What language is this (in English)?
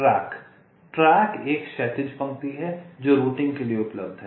Hindi